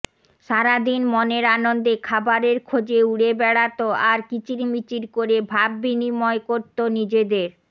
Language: Bangla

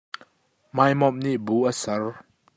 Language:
Hakha Chin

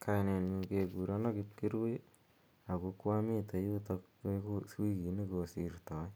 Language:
Kalenjin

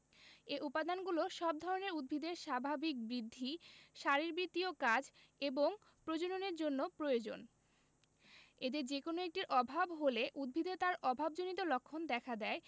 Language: Bangla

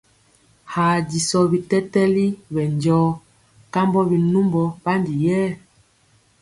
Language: Mpiemo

